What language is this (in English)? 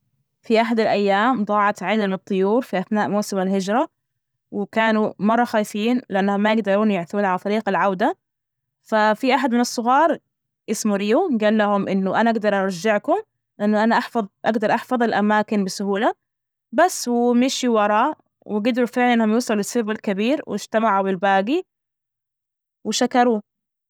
Najdi Arabic